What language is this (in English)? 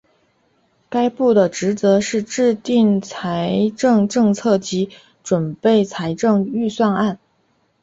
Chinese